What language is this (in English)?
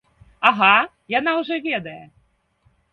Belarusian